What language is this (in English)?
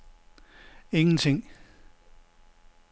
Danish